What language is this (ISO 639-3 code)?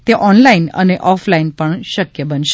guj